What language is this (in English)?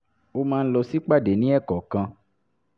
Yoruba